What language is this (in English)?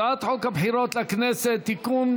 Hebrew